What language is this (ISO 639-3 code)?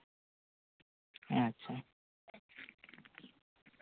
sat